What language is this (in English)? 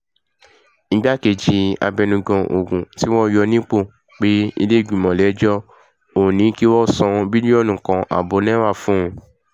Yoruba